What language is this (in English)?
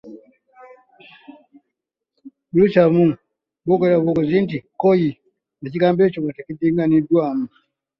Ganda